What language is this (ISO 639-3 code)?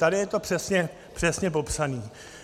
ces